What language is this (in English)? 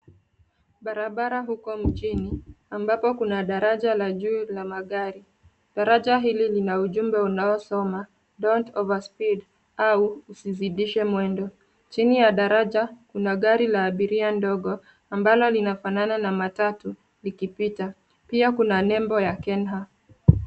Swahili